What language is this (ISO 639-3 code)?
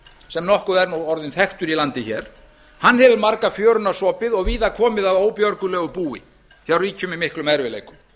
isl